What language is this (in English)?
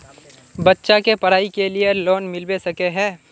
Magahi